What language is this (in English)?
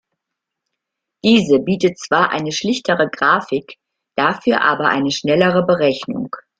German